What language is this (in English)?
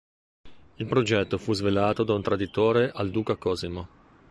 Italian